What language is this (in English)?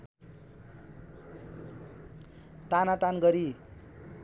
Nepali